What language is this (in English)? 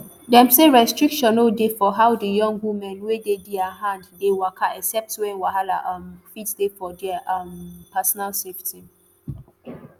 Nigerian Pidgin